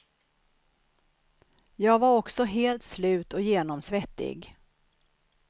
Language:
Swedish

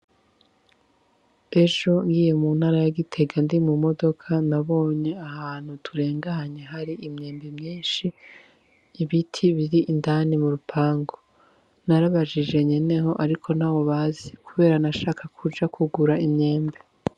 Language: Rundi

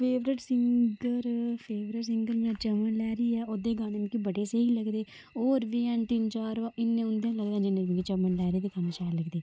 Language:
Dogri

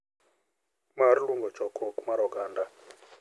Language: Luo (Kenya and Tanzania)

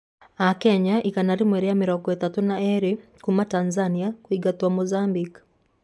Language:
Kikuyu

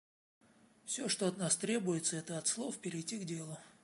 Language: Russian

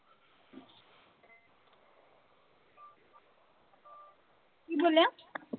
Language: Punjabi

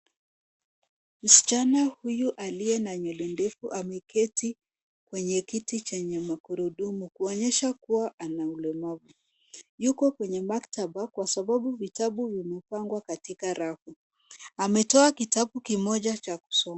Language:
Swahili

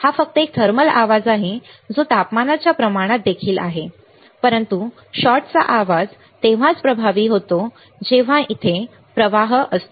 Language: Marathi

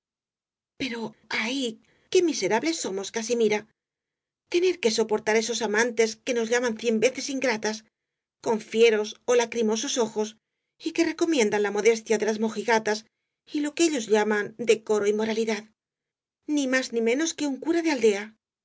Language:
Spanish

